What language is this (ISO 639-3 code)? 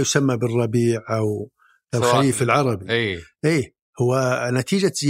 ara